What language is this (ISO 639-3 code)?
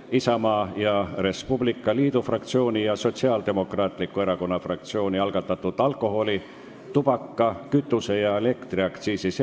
est